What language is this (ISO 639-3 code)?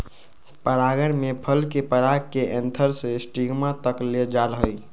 mag